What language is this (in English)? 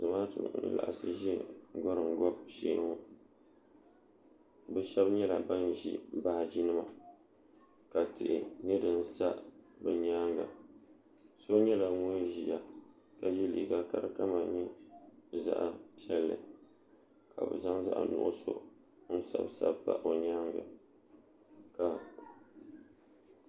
Dagbani